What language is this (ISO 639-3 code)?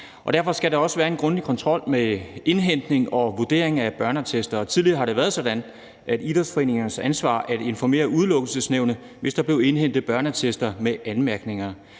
dan